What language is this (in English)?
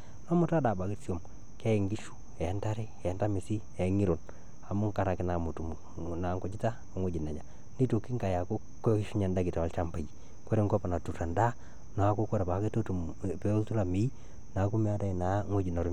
Masai